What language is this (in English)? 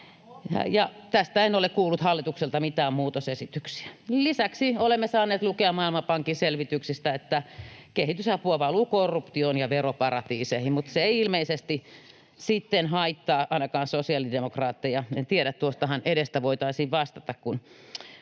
Finnish